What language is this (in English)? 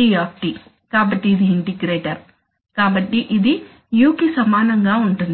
Telugu